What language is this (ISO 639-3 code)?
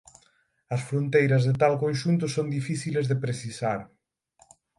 glg